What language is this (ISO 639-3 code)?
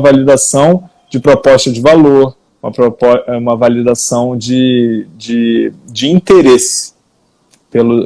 por